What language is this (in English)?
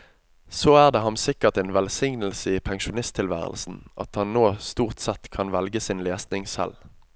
Norwegian